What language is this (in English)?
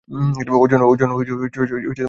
Bangla